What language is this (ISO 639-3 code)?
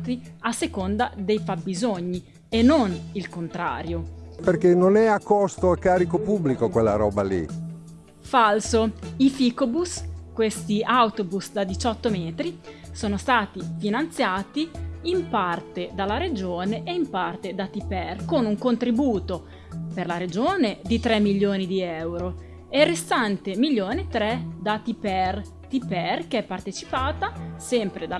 ita